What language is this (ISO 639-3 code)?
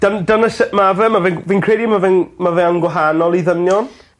cym